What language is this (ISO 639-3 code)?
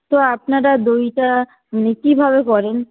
ben